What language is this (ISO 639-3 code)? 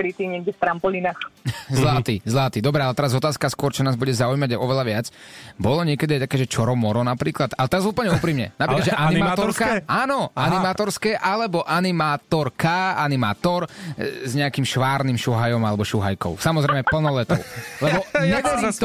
slk